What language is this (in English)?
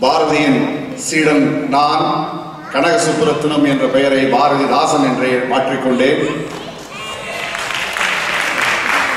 Tamil